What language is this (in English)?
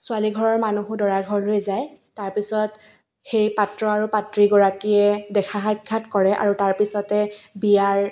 Assamese